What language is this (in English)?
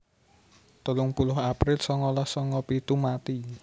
Javanese